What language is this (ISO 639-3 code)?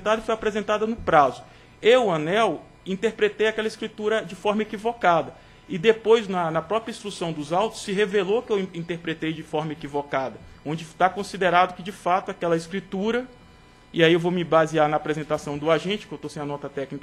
por